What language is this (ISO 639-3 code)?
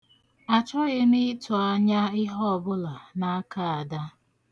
ibo